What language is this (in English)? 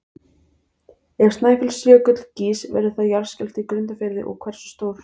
Icelandic